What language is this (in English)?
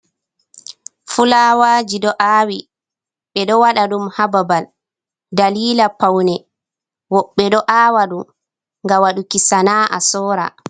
Fula